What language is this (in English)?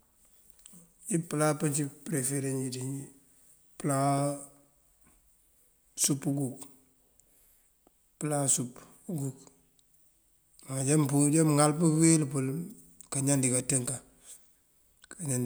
Mandjak